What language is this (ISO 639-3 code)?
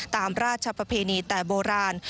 tha